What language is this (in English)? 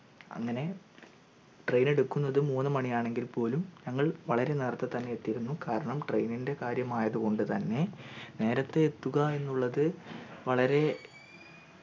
Malayalam